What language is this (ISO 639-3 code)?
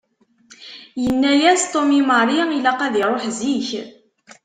kab